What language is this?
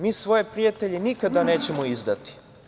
Serbian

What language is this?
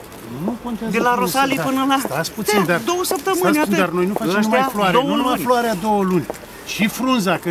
Romanian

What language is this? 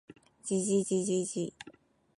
Japanese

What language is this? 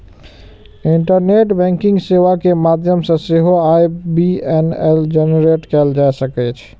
Maithili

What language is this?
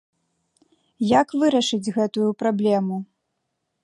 Belarusian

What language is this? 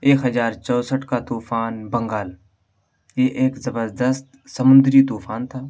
Urdu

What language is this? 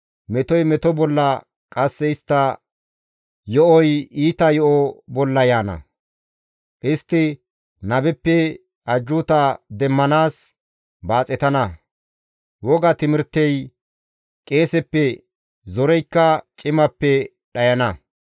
Gamo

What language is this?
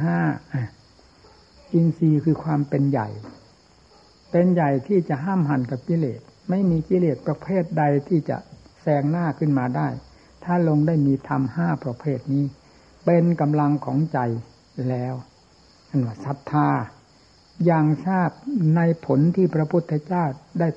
Thai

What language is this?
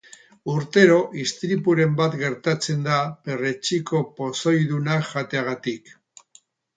Basque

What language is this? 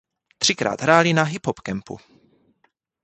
Czech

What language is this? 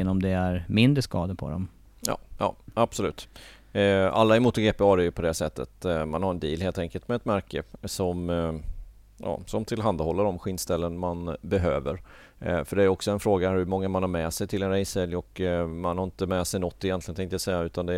Swedish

